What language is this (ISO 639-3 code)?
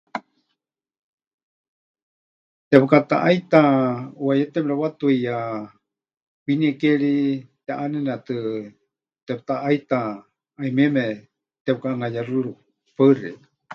hch